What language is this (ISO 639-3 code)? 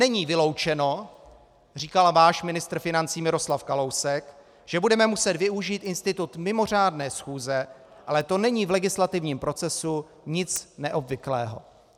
ces